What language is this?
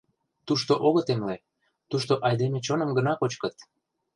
Mari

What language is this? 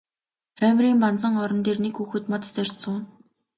Mongolian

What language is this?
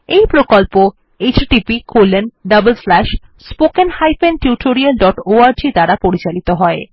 Bangla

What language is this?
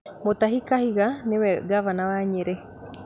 Kikuyu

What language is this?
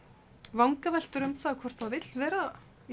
Icelandic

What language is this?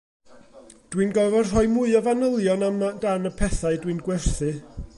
Welsh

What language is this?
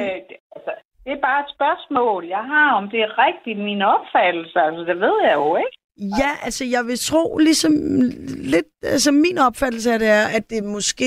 Danish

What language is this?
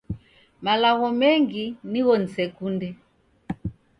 Taita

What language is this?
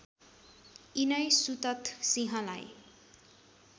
Nepali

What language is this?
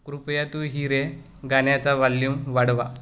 Marathi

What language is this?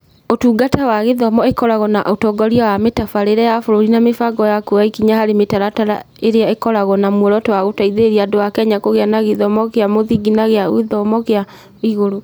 Kikuyu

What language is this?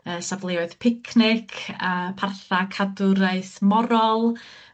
Welsh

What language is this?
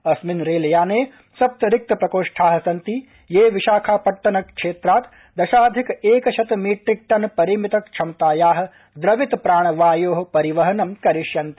Sanskrit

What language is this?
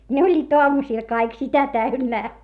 Finnish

